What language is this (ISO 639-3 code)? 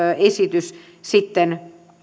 fin